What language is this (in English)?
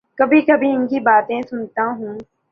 Urdu